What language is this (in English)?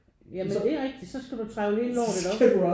Danish